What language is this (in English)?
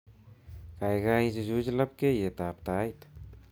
Kalenjin